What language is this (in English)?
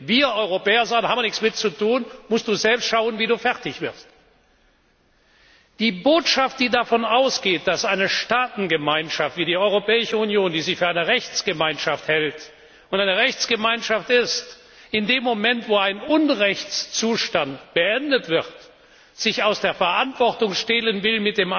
German